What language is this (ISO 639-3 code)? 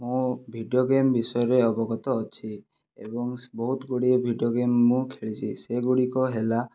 ori